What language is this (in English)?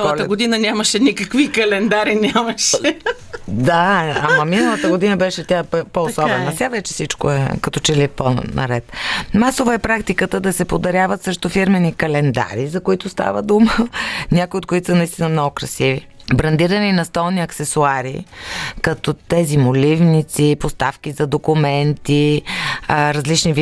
Bulgarian